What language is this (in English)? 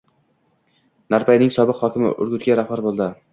Uzbek